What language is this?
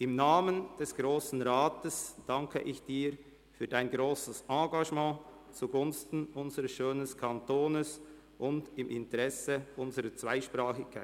Swiss German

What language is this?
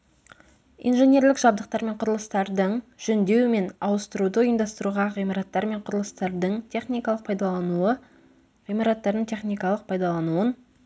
Kazakh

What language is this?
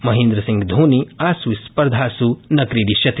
Sanskrit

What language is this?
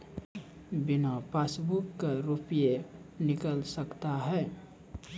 Maithili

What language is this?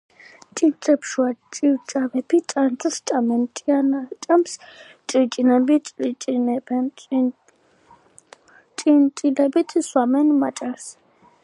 Georgian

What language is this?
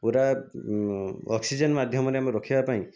Odia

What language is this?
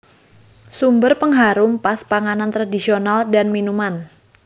Javanese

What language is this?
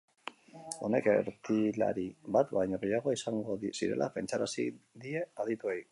Basque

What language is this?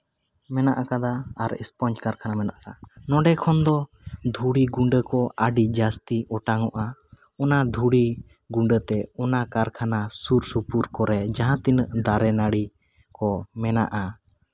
Santali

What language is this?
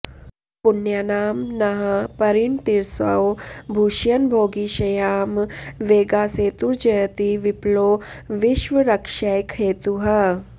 Sanskrit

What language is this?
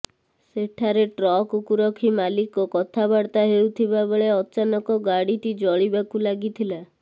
Odia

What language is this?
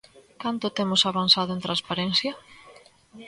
Galician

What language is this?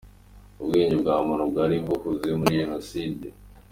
Kinyarwanda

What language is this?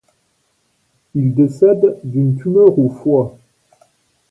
French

